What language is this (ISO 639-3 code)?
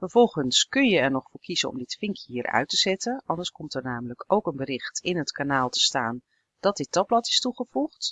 nld